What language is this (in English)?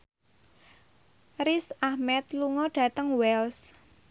Javanese